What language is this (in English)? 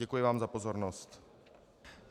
Czech